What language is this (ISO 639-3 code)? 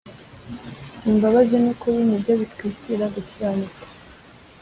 kin